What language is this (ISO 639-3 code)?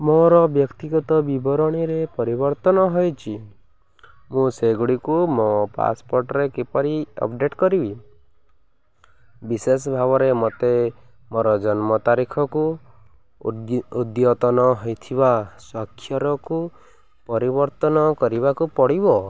ori